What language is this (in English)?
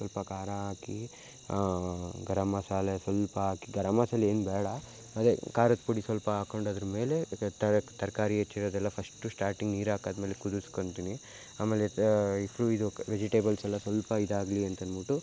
Kannada